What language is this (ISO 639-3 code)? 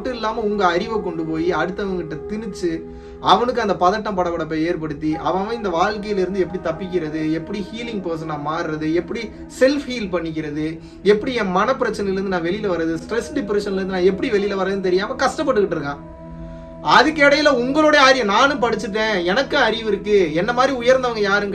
tur